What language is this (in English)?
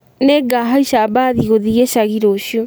Kikuyu